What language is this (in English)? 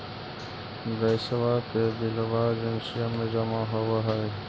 Magahi